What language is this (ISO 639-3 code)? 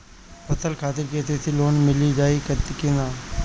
bho